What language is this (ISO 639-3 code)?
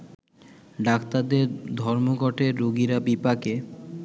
ben